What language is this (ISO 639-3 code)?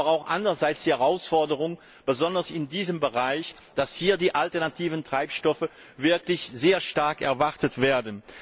deu